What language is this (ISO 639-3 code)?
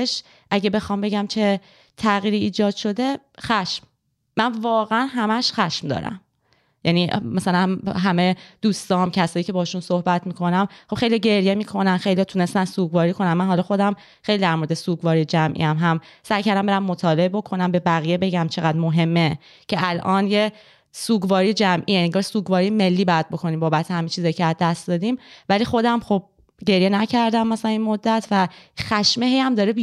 fas